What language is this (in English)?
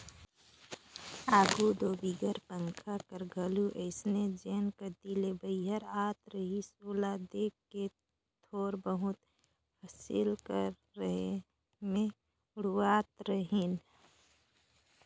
Chhattisgarhi